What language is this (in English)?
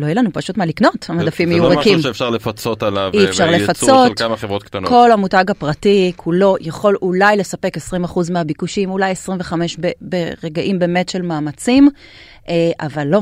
Hebrew